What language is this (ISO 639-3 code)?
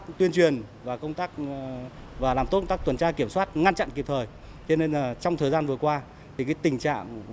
vie